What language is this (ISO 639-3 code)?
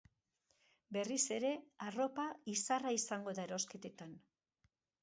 eus